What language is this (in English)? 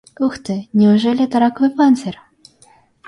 Russian